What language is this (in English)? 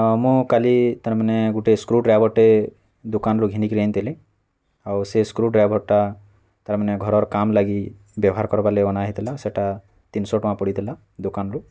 Odia